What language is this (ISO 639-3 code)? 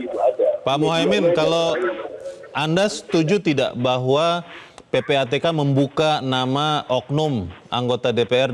ind